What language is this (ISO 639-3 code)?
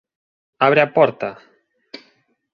glg